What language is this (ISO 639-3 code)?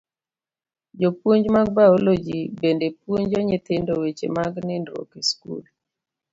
luo